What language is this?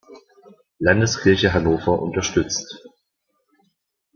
German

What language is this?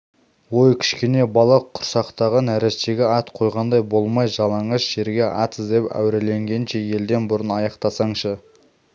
Kazakh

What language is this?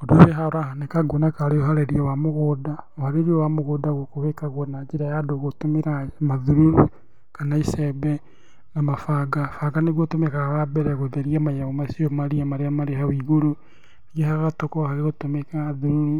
Kikuyu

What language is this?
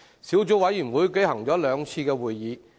Cantonese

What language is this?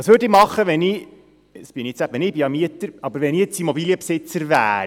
Swiss German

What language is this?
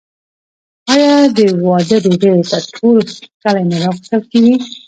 Pashto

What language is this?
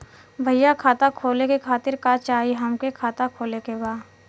Bhojpuri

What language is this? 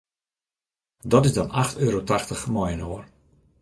Western Frisian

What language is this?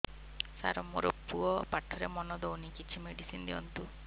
Odia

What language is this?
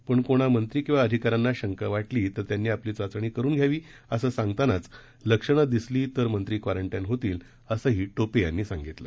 Marathi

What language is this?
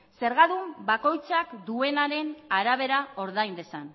Basque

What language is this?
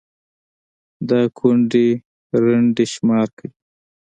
Pashto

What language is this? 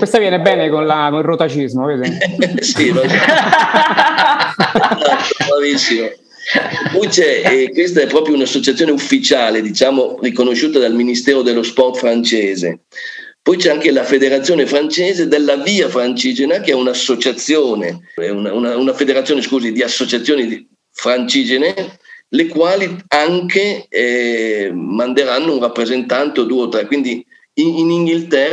Italian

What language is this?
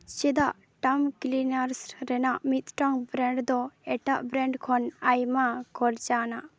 Santali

